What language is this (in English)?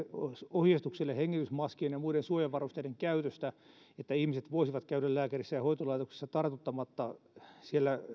Finnish